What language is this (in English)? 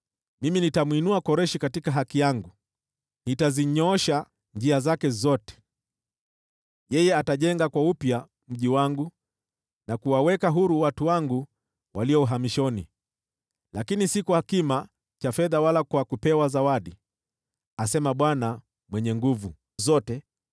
Swahili